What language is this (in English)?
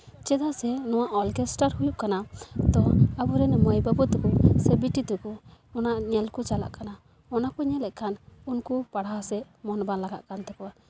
Santali